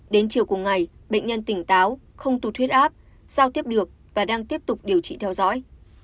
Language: Vietnamese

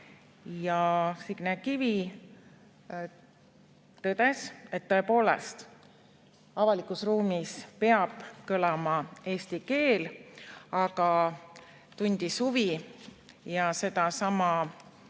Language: Estonian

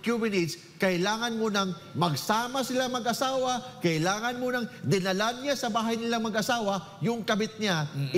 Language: Filipino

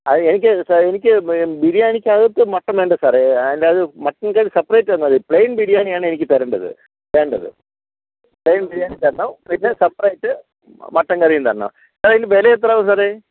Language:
Malayalam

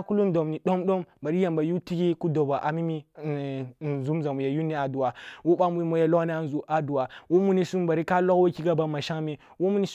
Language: Kulung (Nigeria)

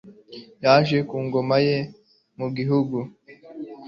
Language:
Kinyarwanda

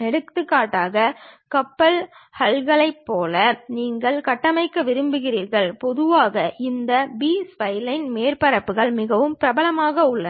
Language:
Tamil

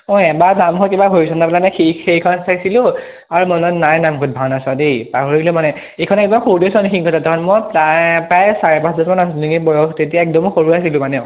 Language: Assamese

